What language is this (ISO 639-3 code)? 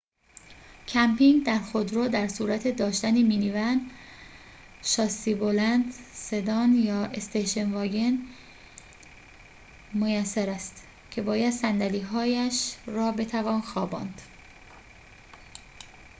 fas